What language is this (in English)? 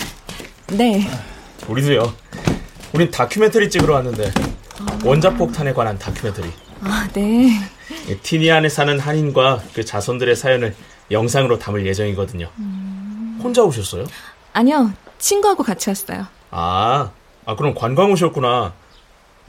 Korean